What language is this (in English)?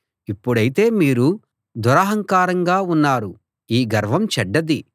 Telugu